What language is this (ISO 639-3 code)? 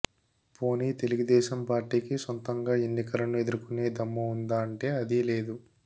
tel